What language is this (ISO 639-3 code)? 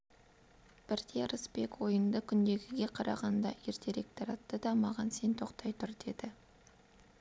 kaz